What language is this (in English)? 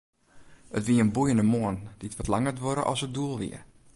Western Frisian